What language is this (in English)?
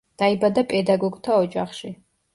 Georgian